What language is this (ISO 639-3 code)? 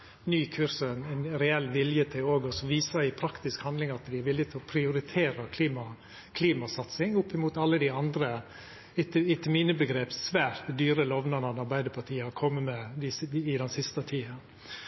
nno